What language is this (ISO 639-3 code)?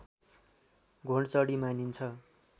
nep